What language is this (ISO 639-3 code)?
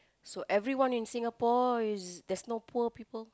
eng